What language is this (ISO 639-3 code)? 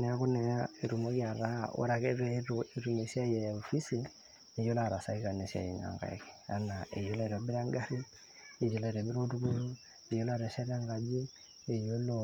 mas